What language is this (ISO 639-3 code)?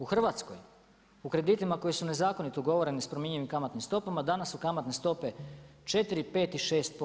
hrv